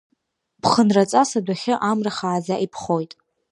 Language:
Abkhazian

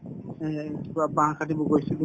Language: Assamese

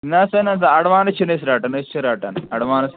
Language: Kashmiri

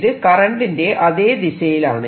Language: Malayalam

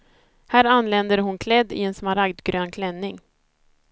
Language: Swedish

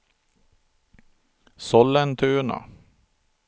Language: Swedish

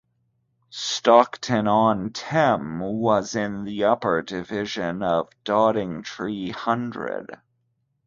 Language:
English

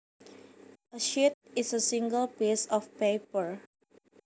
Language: Javanese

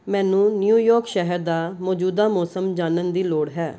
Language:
Punjabi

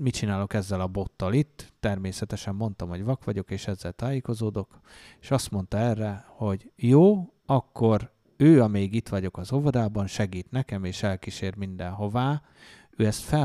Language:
Hungarian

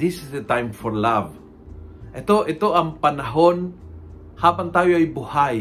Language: Filipino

